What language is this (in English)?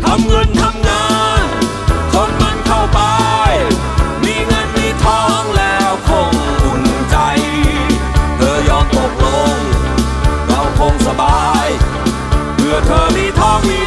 Thai